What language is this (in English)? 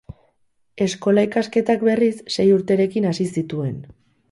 Basque